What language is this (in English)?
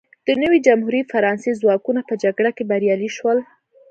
Pashto